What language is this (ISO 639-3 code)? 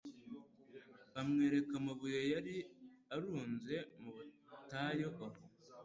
kin